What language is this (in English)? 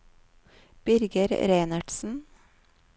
Norwegian